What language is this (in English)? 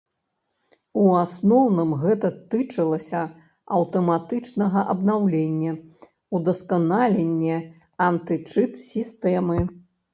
Belarusian